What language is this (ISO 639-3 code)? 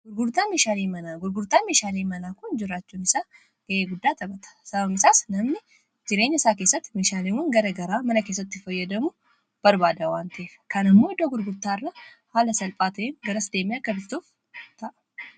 orm